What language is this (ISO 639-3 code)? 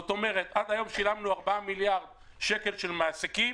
heb